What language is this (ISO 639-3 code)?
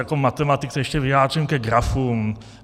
ces